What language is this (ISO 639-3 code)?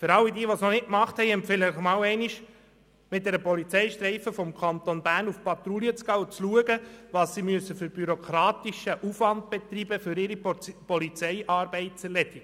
gsw